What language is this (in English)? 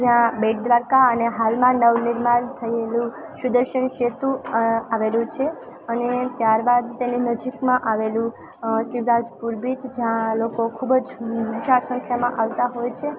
Gujarati